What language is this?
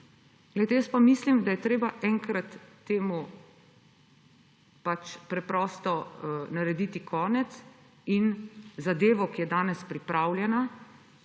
Slovenian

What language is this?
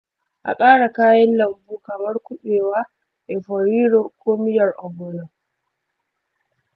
Hausa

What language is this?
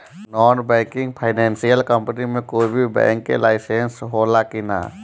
Bhojpuri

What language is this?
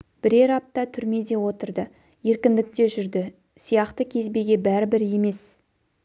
Kazakh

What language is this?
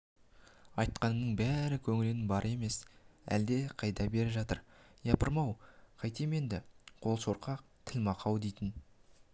Kazakh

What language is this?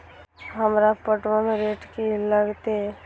Maithili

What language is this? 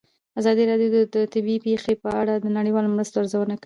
Pashto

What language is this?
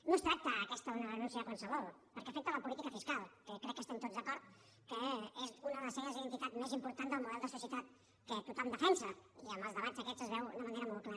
Catalan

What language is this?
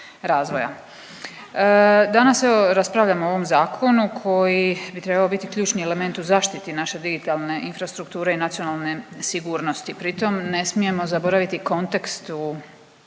Croatian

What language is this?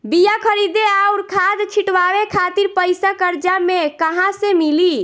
Bhojpuri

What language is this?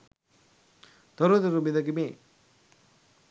Sinhala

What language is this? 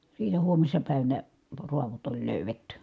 Finnish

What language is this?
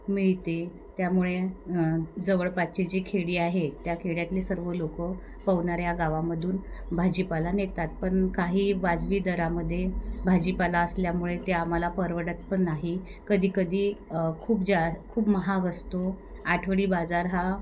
Marathi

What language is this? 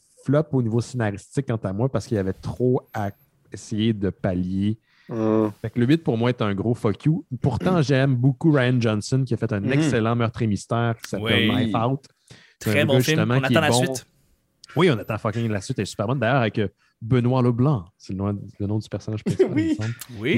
French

